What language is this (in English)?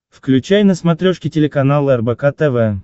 Russian